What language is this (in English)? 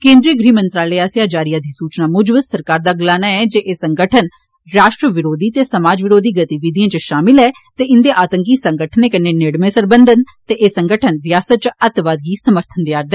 Dogri